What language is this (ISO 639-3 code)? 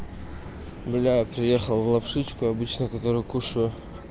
rus